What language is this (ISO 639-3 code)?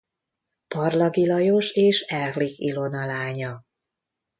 hun